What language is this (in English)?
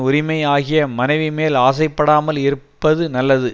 Tamil